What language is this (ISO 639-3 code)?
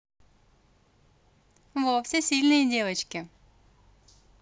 rus